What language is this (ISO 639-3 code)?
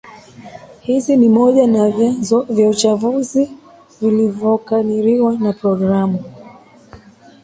swa